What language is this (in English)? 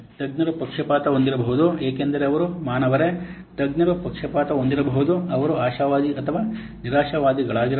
Kannada